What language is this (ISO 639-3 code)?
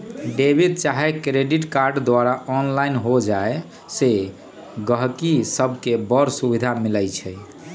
mag